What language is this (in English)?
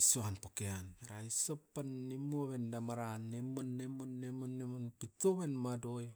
Askopan